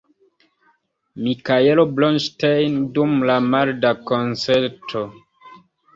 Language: Esperanto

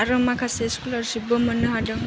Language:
Bodo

